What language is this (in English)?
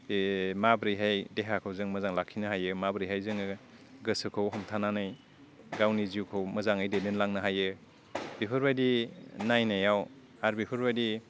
Bodo